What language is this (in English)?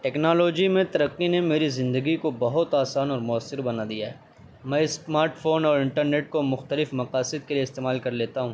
Urdu